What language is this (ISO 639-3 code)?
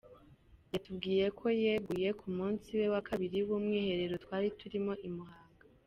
kin